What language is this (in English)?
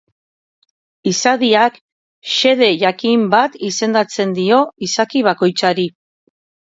Basque